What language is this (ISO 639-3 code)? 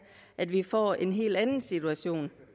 dan